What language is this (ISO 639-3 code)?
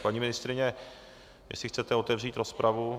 ces